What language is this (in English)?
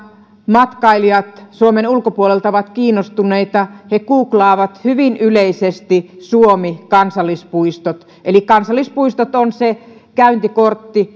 Finnish